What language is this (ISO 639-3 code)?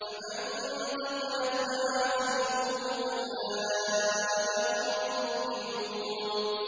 ara